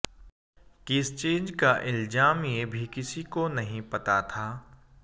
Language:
Hindi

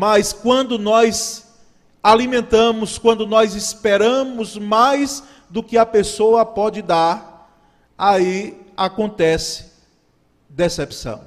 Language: Portuguese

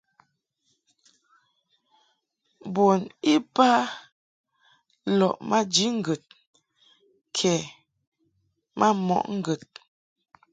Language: Mungaka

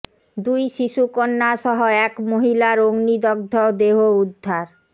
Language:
Bangla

